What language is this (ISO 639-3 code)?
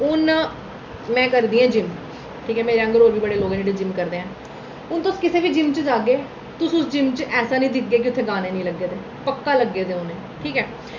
doi